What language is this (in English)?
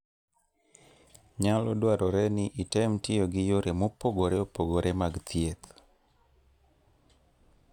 Luo (Kenya and Tanzania)